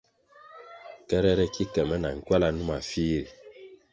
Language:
Kwasio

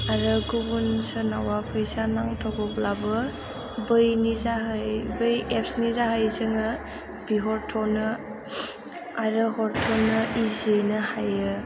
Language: Bodo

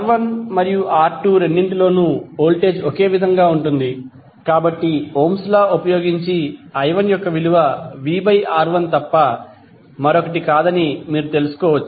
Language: Telugu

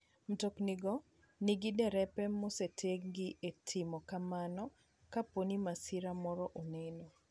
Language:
Luo (Kenya and Tanzania)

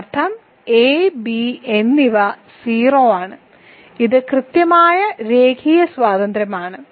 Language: Malayalam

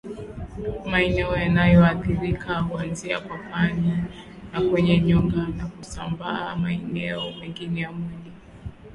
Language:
Swahili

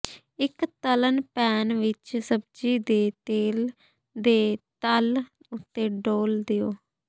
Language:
Punjabi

